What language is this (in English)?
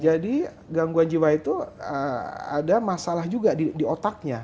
Indonesian